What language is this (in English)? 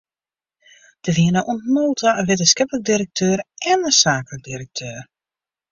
Western Frisian